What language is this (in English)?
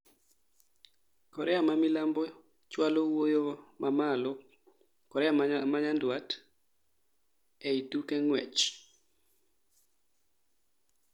Luo (Kenya and Tanzania)